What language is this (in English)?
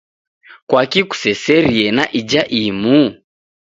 Taita